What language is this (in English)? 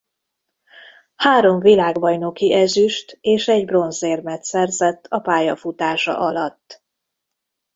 Hungarian